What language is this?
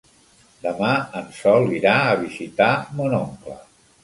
Catalan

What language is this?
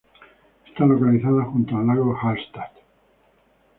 Spanish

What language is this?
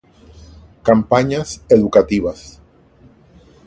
Spanish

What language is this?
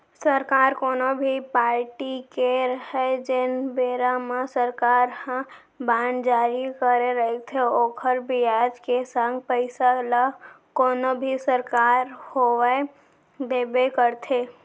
Chhattisgarhi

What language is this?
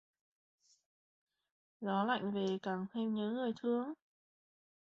Vietnamese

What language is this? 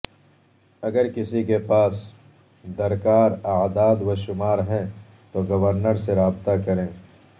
Urdu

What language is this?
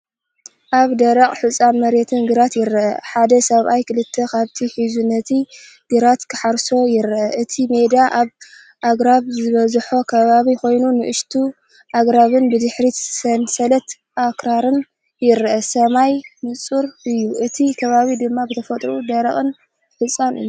Tigrinya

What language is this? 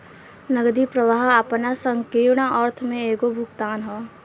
Bhojpuri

